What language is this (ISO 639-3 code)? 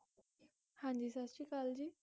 pan